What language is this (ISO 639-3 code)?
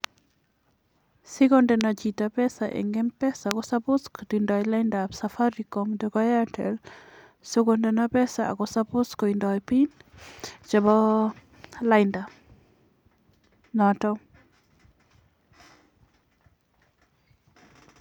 kln